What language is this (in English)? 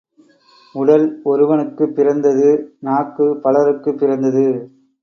Tamil